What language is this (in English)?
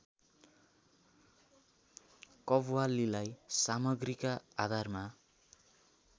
Nepali